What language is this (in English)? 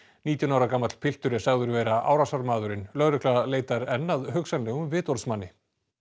Icelandic